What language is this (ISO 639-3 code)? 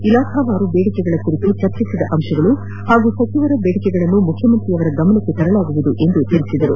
kan